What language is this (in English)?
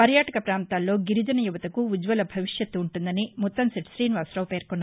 Telugu